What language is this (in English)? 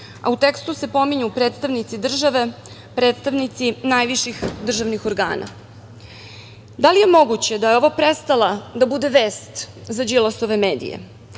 Serbian